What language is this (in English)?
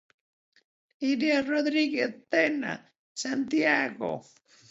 Galician